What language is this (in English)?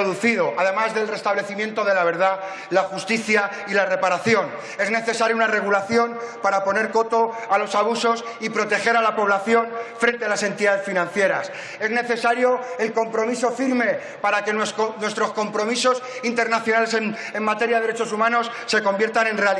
Spanish